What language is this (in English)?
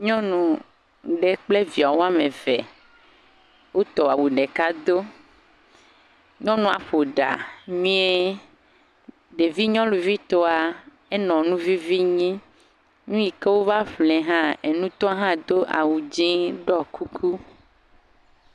Ewe